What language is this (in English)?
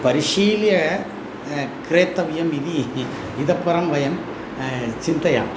Sanskrit